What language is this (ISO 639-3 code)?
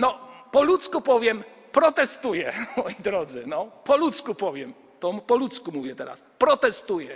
pol